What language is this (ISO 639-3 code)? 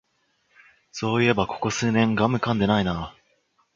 jpn